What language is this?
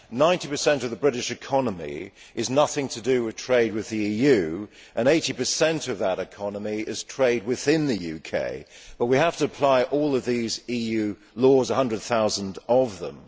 English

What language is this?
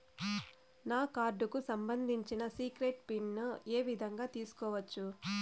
Telugu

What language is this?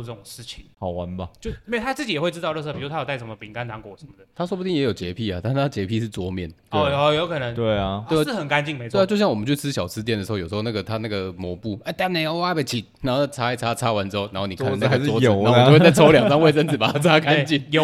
Chinese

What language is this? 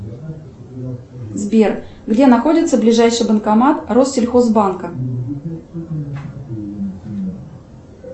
Russian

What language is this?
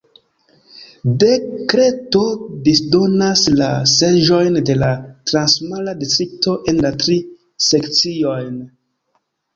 Esperanto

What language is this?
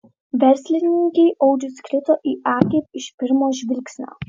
Lithuanian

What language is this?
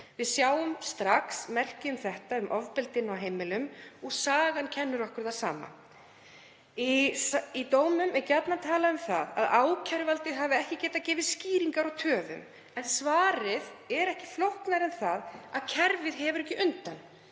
Icelandic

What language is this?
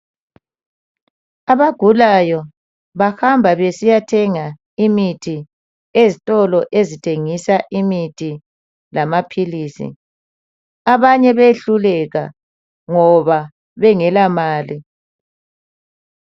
North Ndebele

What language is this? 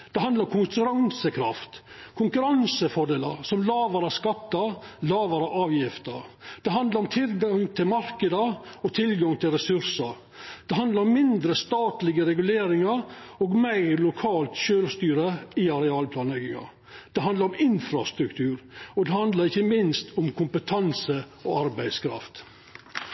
Norwegian Nynorsk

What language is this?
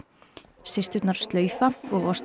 Icelandic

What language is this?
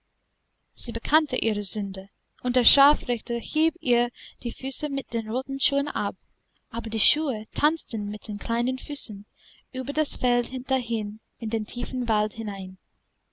German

